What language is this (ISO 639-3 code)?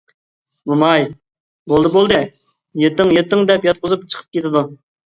uig